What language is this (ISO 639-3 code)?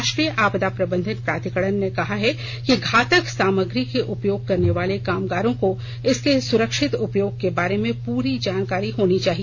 hin